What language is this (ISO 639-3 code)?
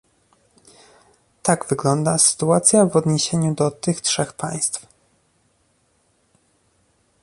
pol